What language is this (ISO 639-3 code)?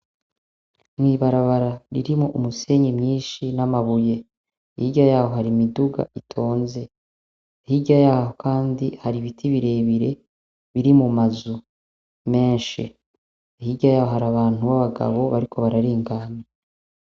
run